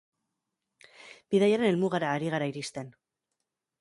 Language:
Basque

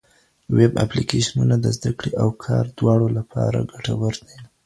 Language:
Pashto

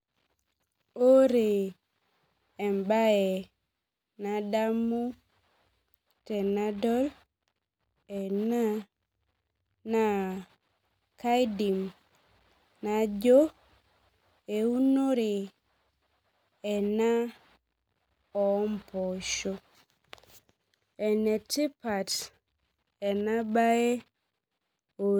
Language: Masai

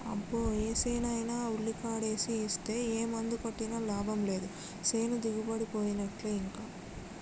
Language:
Telugu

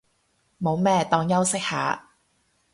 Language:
Cantonese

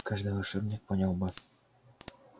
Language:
Russian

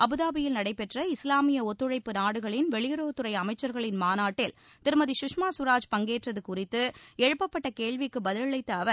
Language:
Tamil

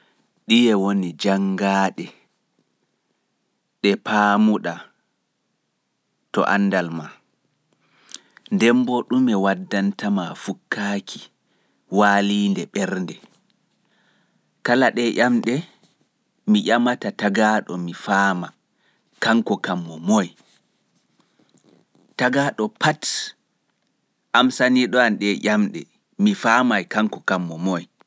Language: Pular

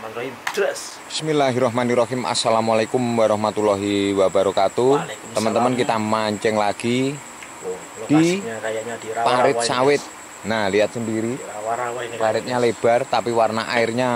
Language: Indonesian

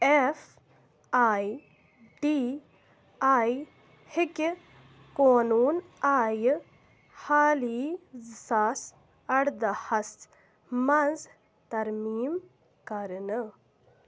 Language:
Kashmiri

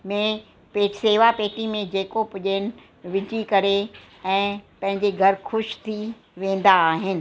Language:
Sindhi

